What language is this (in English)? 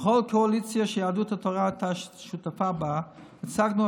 Hebrew